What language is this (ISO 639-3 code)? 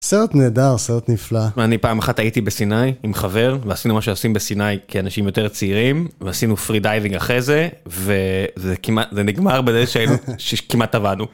heb